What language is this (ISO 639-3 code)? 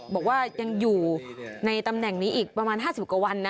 tha